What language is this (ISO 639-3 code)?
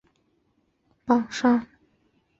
zho